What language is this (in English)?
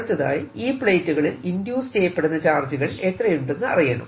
Malayalam